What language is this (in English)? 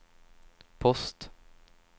Swedish